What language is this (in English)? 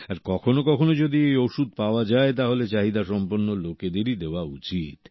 Bangla